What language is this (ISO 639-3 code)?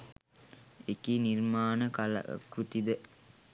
sin